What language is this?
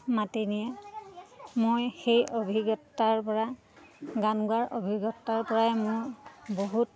Assamese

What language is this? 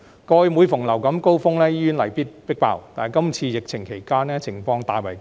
Cantonese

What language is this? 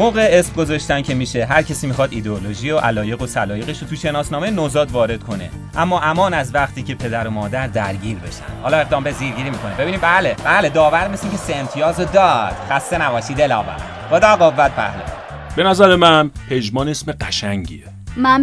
Persian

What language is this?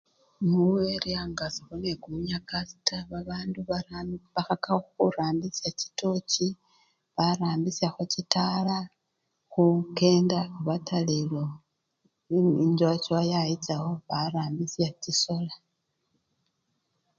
Luyia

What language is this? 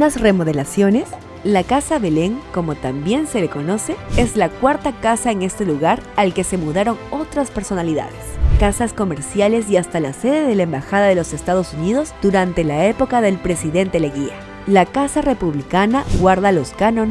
Spanish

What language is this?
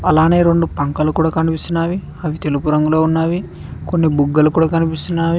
Telugu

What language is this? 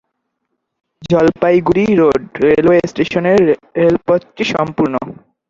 Bangla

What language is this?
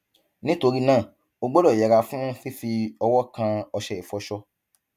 Yoruba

